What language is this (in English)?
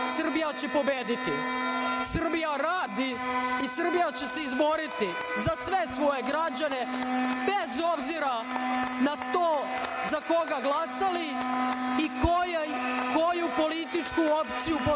Serbian